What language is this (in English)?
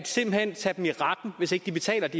Danish